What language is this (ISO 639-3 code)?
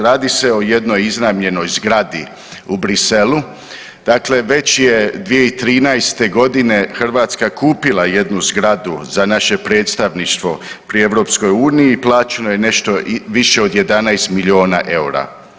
hrv